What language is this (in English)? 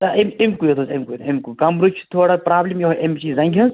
Kashmiri